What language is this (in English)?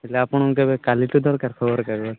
Odia